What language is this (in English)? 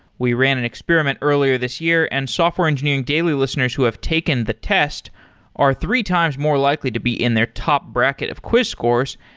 English